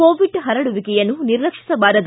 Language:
Kannada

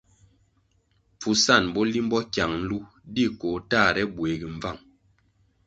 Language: Kwasio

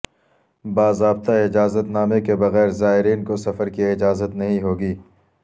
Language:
Urdu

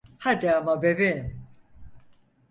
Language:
Turkish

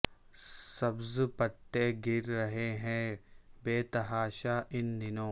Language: Urdu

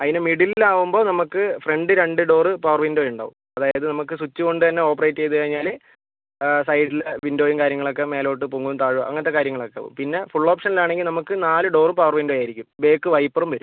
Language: Malayalam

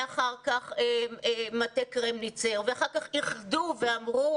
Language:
Hebrew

